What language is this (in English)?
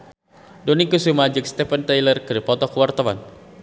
Sundanese